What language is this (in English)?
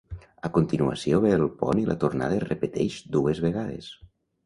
Catalan